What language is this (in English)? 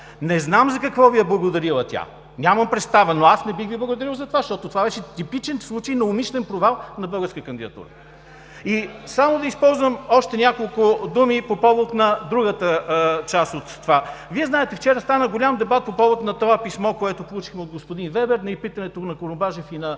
Bulgarian